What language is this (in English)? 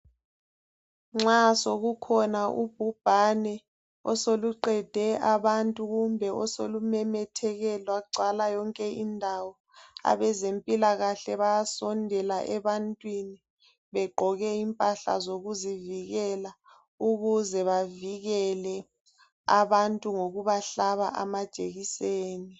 North Ndebele